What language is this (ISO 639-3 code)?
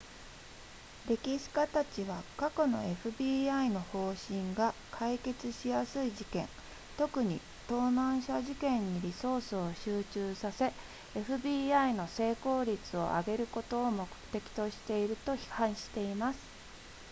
jpn